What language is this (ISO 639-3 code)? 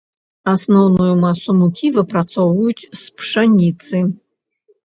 bel